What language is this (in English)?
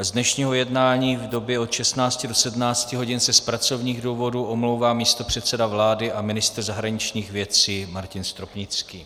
Czech